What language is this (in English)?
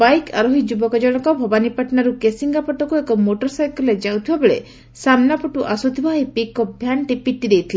Odia